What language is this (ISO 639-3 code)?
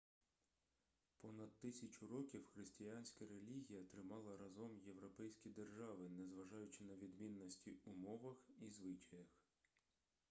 ukr